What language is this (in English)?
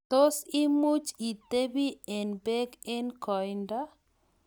Kalenjin